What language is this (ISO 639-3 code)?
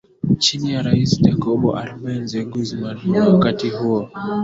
swa